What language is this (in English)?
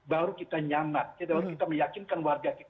Indonesian